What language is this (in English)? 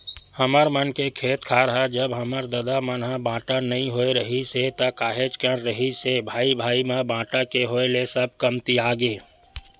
Chhattisgarhi